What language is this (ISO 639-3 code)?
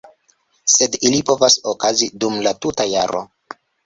epo